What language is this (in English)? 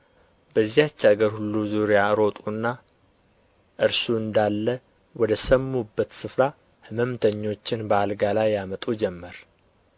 Amharic